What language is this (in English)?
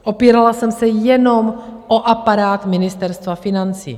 Czech